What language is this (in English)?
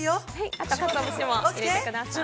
Japanese